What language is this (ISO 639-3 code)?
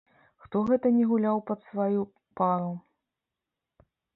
bel